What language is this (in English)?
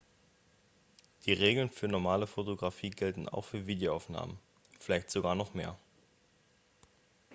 German